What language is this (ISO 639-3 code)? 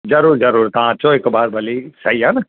snd